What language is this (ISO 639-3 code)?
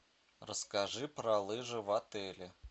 rus